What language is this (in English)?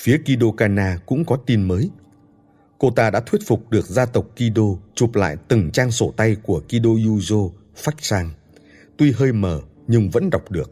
Vietnamese